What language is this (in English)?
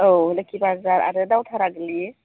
Bodo